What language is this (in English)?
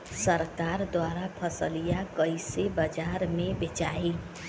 Bhojpuri